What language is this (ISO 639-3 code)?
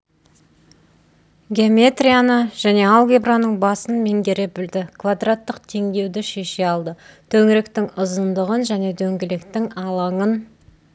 kaz